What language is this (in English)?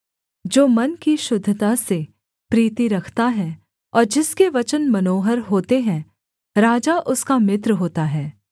Hindi